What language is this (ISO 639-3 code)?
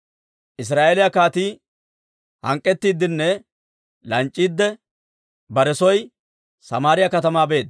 dwr